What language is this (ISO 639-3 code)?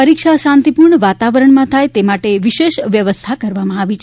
guj